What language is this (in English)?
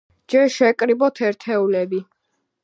Georgian